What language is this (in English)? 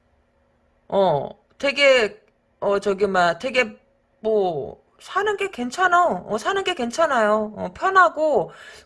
Korean